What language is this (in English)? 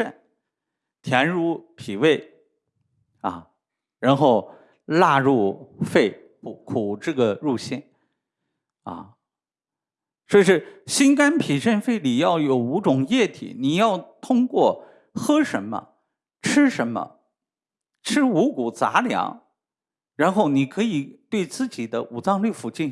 Chinese